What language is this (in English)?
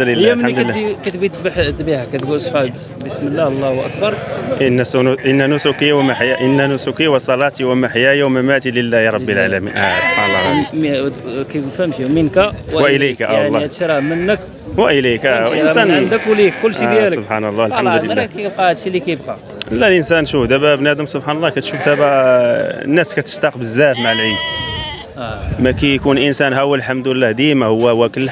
Arabic